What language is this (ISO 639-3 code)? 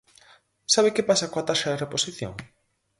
glg